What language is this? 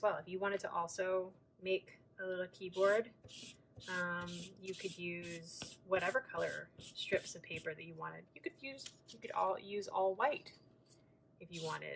English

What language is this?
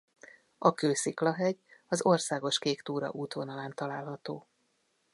Hungarian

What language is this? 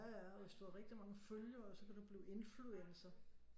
Danish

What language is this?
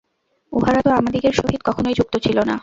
Bangla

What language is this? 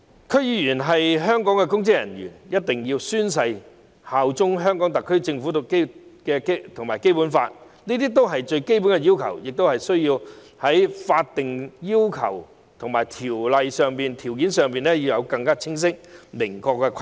Cantonese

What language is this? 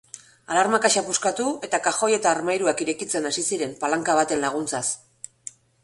Basque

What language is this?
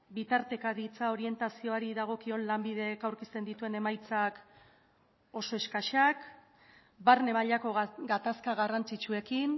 Basque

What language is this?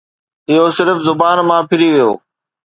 Sindhi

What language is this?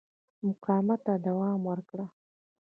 Pashto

